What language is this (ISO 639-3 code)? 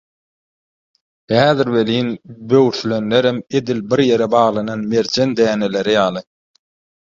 tuk